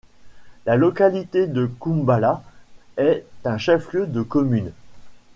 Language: French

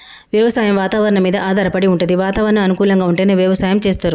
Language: Telugu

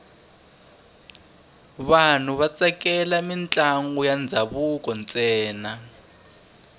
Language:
Tsonga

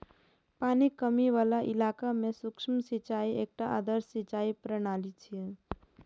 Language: Maithili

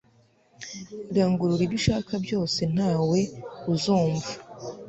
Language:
Kinyarwanda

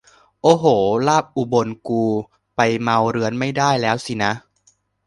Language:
Thai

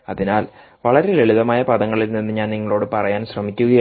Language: Malayalam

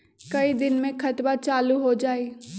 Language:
Magahi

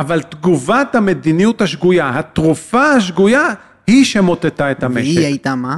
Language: Hebrew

